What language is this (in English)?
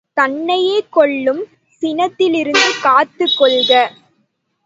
Tamil